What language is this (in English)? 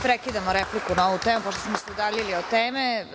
Serbian